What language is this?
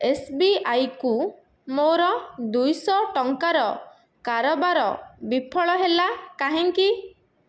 Odia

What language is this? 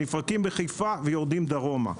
Hebrew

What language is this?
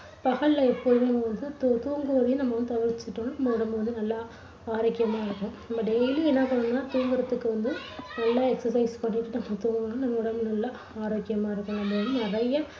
Tamil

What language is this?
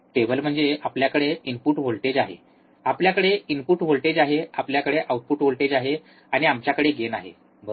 Marathi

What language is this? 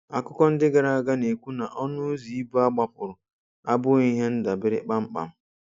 Igbo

